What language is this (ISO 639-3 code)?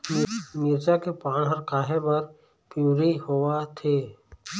hne